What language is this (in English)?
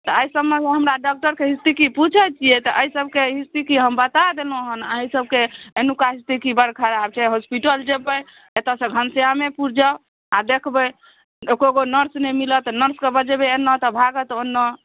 Maithili